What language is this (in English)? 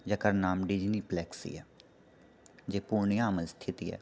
Maithili